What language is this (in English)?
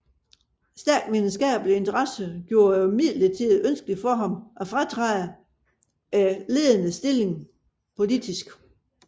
Danish